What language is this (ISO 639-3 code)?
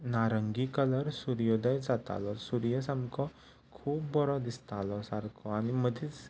kok